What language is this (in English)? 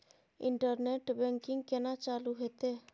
Maithili